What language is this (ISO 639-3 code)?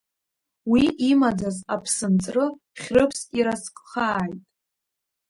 abk